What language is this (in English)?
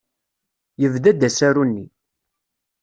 Kabyle